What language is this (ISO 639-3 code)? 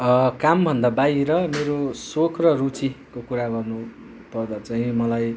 nep